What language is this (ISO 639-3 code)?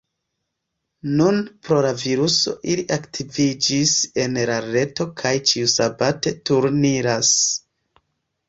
epo